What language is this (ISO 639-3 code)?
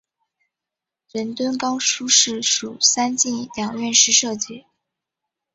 zho